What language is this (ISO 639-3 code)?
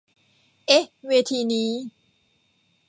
tha